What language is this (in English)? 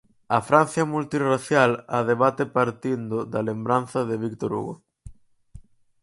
Galician